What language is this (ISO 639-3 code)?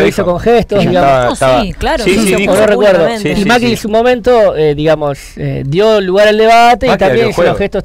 spa